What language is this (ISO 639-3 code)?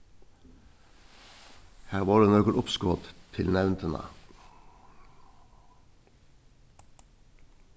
fao